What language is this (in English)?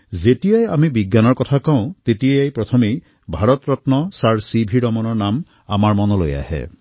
Assamese